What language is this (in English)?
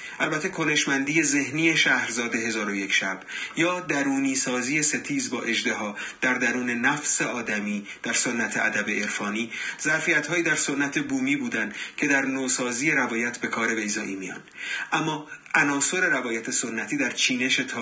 Persian